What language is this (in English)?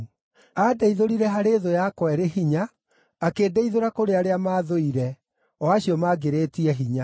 Kikuyu